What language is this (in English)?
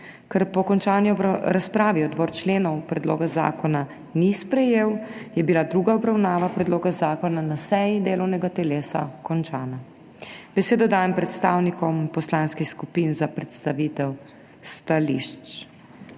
Slovenian